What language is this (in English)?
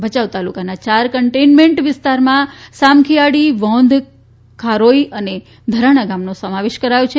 Gujarati